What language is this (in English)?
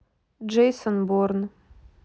Russian